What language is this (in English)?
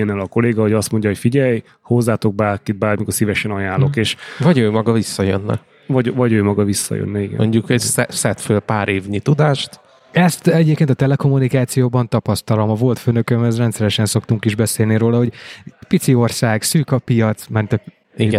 Hungarian